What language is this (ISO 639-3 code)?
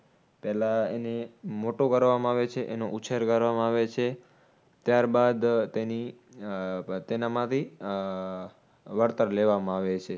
guj